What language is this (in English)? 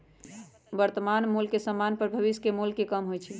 Magahi